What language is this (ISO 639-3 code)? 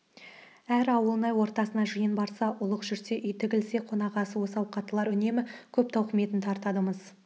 kaz